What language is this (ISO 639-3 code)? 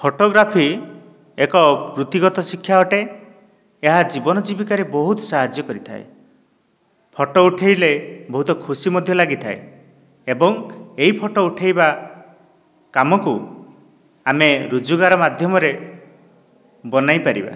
ori